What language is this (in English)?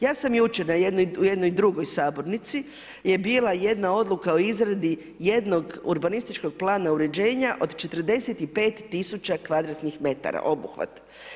Croatian